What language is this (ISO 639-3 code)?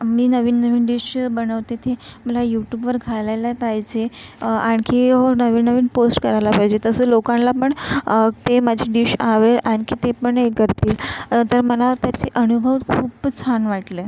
mar